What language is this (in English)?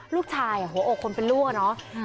Thai